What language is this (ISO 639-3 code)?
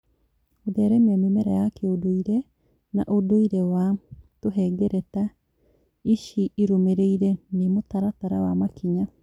kik